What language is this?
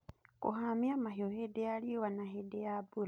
Kikuyu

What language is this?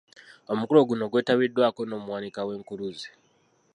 Ganda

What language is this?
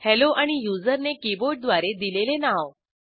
Marathi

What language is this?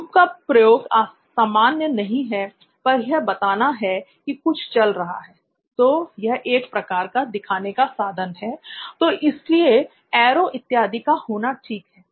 Hindi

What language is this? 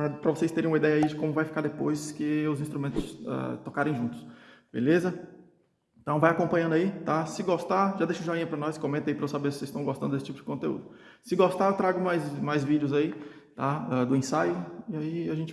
Portuguese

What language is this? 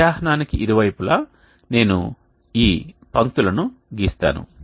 Telugu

